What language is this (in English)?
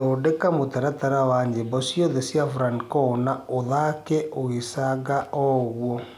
Kikuyu